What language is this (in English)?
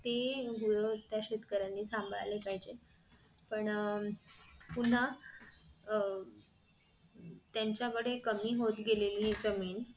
Marathi